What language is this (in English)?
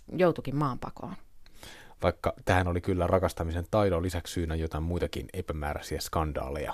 Finnish